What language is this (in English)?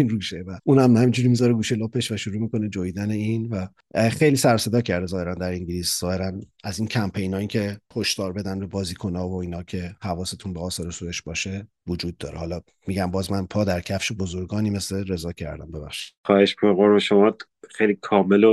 Persian